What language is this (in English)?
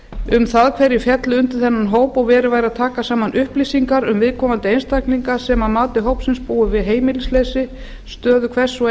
Icelandic